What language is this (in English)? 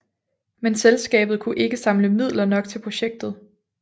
Danish